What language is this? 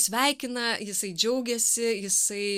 Lithuanian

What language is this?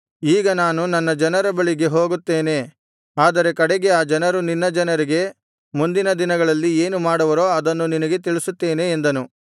Kannada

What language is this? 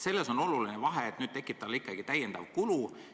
Estonian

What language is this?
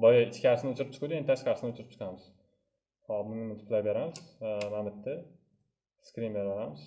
Turkish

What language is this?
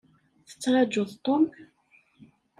Kabyle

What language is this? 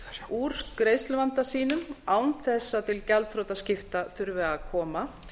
Icelandic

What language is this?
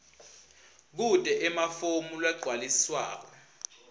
Swati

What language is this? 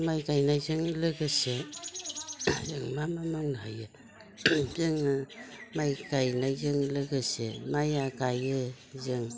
Bodo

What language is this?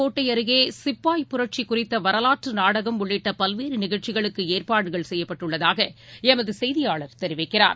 Tamil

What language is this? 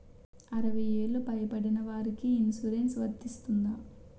Telugu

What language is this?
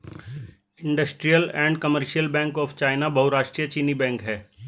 Hindi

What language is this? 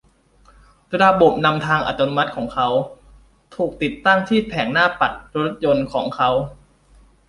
Thai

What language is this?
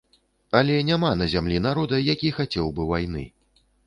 Belarusian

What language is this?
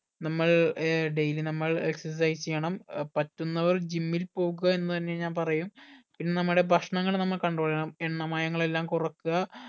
Malayalam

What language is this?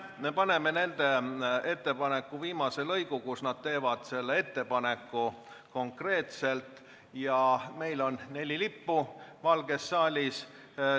Estonian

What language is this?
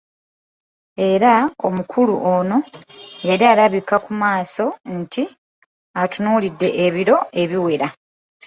Ganda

